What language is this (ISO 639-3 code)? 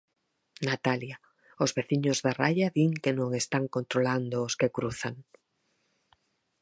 glg